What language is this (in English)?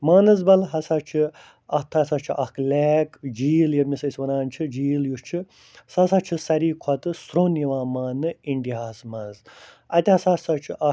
Kashmiri